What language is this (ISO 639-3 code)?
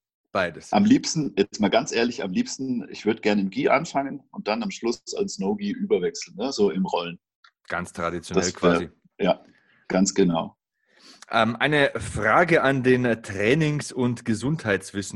deu